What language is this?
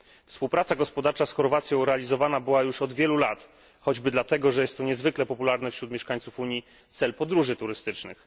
Polish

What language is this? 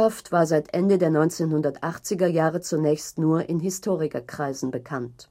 German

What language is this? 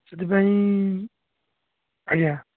Odia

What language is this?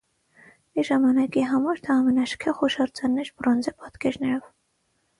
Armenian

